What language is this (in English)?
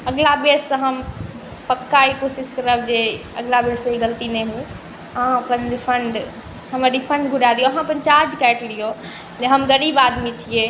Maithili